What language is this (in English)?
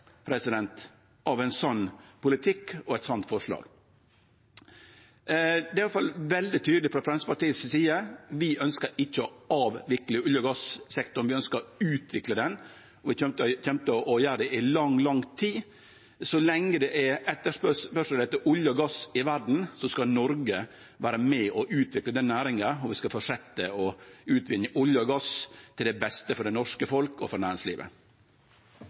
Norwegian Nynorsk